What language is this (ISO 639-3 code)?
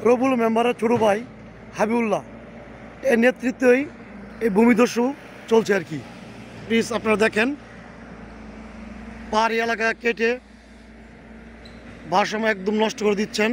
tur